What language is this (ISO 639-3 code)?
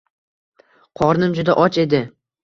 uzb